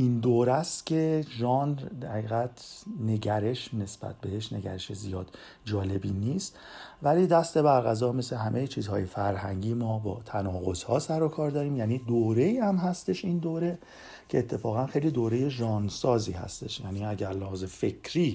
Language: Persian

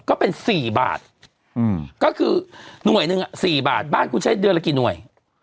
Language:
Thai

